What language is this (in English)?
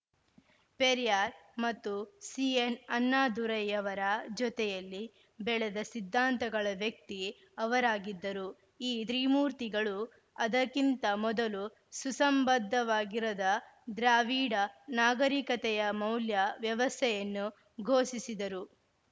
Kannada